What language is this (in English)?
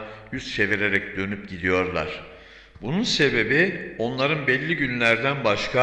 Turkish